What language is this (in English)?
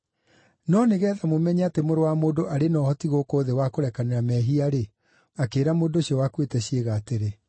Kikuyu